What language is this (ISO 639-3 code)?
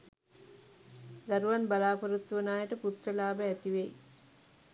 sin